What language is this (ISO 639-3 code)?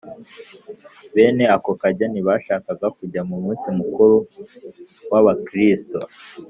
kin